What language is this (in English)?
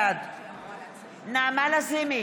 Hebrew